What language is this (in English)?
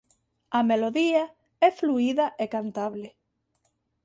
Galician